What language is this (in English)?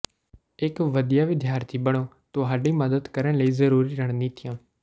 Punjabi